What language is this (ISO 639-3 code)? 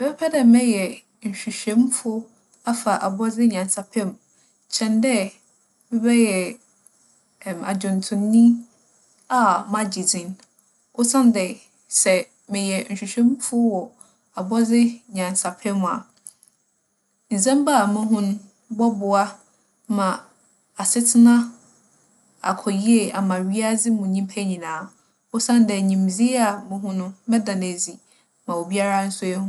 aka